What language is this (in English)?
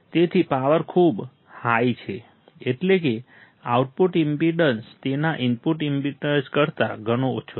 Gujarati